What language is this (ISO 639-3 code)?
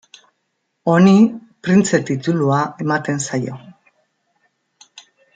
eus